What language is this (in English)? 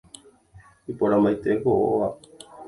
Guarani